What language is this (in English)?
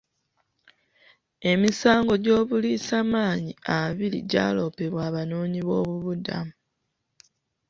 Ganda